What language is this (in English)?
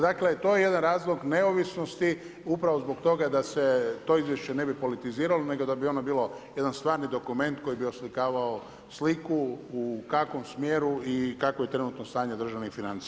Croatian